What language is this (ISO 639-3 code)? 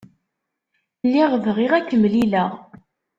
kab